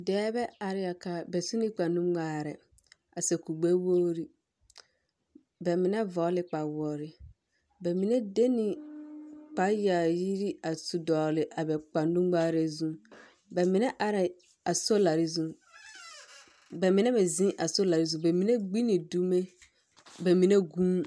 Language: Southern Dagaare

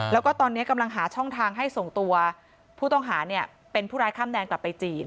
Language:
Thai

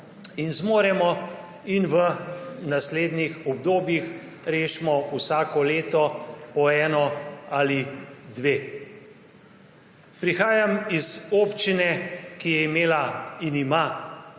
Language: Slovenian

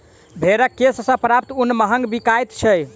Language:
Maithili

